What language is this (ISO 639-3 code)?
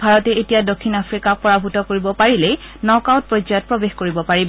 asm